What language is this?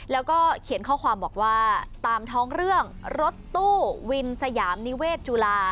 Thai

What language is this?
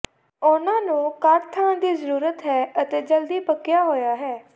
Punjabi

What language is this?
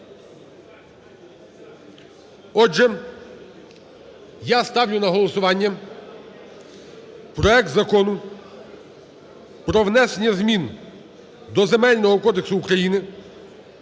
Ukrainian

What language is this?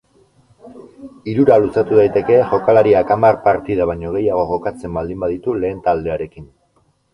Basque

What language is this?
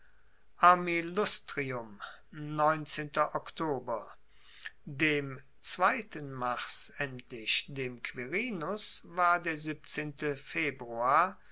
German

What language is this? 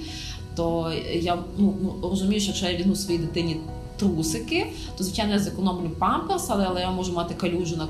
Ukrainian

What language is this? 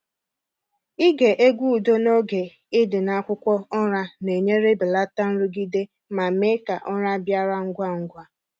Igbo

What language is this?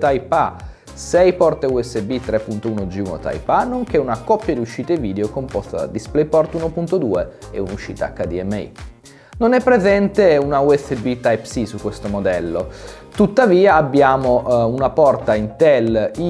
Italian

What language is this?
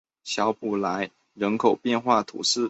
Chinese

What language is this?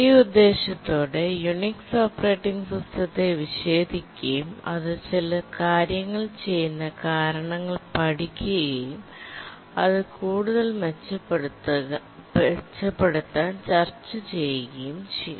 Malayalam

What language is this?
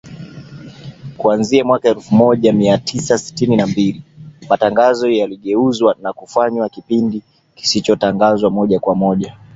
Swahili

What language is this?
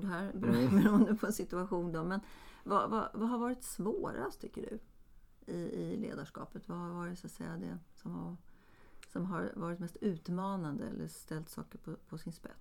Swedish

